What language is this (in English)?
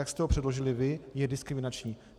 Czech